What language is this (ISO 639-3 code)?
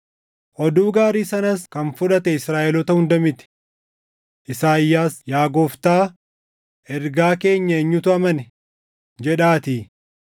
orm